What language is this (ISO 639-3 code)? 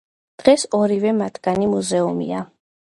kat